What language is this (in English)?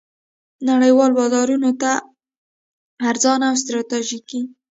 Pashto